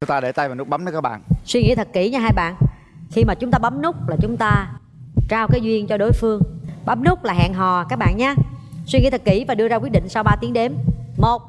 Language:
Vietnamese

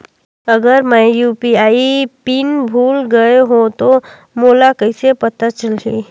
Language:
Chhattisgarhi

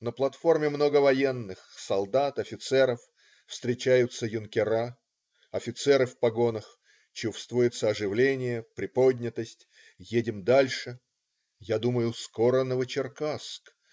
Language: Russian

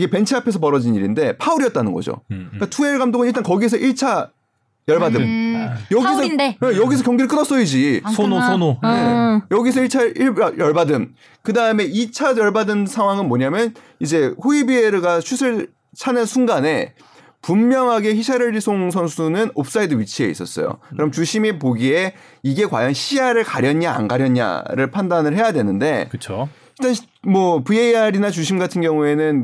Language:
Korean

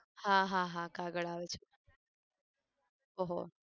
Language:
Gujarati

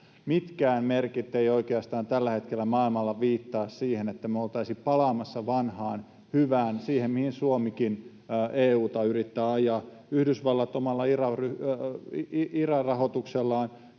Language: Finnish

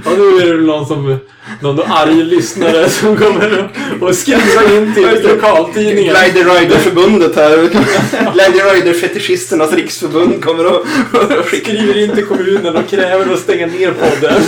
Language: Swedish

